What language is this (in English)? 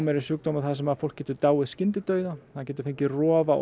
Icelandic